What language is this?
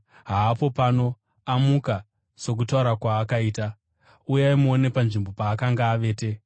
Shona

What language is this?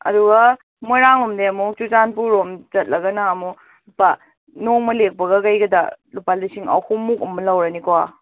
Manipuri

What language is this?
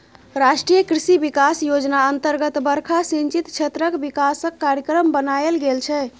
Maithili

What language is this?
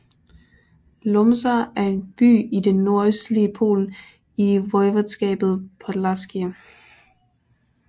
Danish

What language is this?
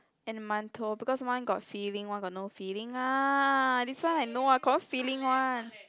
English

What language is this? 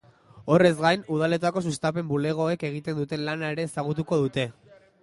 Basque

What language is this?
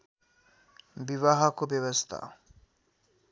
Nepali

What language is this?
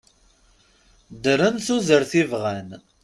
Kabyle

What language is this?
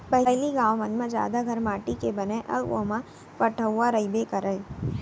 Chhattisgarhi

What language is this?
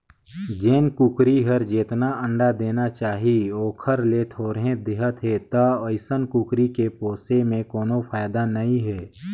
Chhattisgarhi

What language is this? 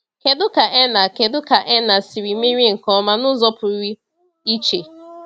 Igbo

